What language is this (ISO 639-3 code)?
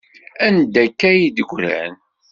kab